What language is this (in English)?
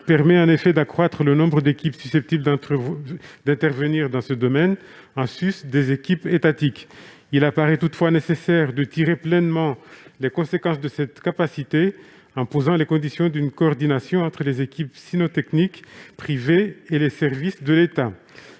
French